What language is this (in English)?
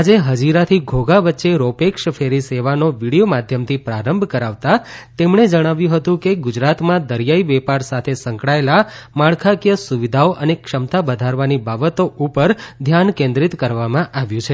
Gujarati